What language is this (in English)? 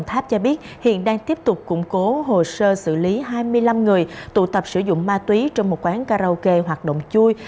Vietnamese